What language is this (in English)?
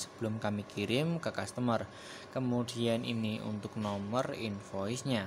Indonesian